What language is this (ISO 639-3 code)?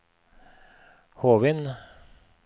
nor